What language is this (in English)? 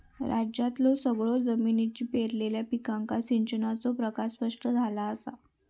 Marathi